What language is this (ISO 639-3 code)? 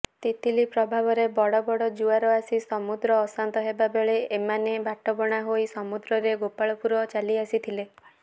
ori